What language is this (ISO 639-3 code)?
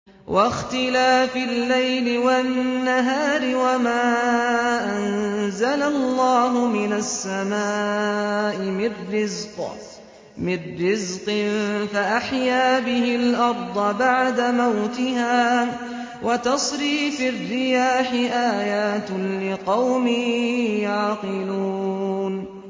ara